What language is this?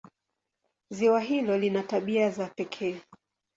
Swahili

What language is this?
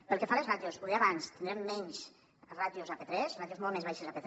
Catalan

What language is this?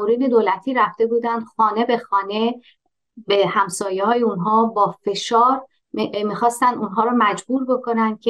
Persian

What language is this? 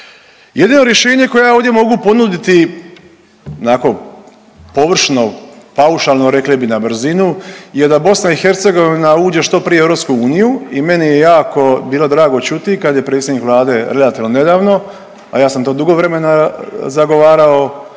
Croatian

